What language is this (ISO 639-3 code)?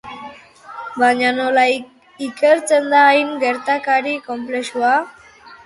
eus